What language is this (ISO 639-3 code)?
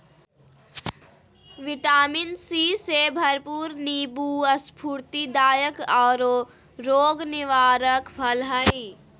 mag